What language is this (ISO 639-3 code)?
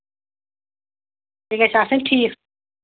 kas